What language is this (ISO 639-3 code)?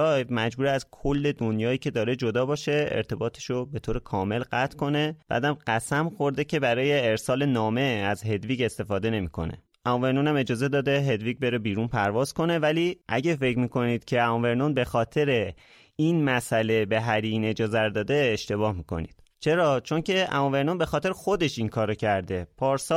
fas